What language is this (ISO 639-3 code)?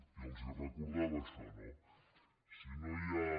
cat